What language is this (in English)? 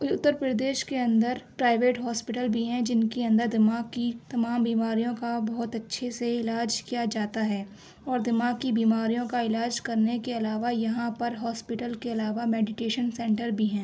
Urdu